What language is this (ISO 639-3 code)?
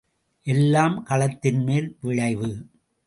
tam